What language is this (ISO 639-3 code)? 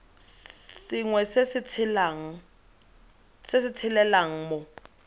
tsn